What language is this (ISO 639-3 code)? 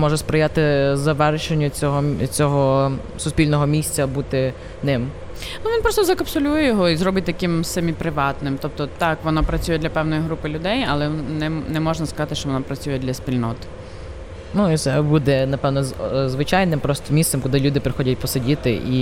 ukr